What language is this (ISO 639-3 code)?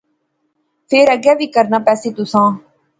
phr